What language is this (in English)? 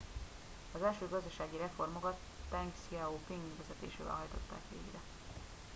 Hungarian